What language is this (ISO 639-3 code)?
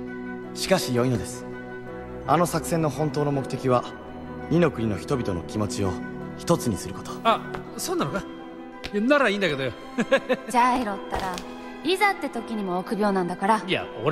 jpn